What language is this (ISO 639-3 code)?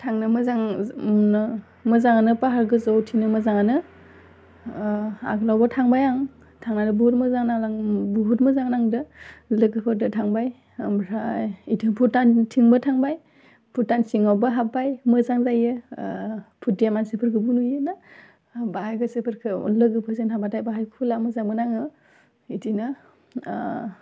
brx